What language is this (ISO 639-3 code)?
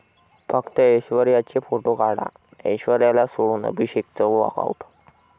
mar